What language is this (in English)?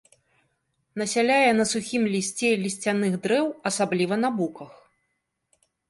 Belarusian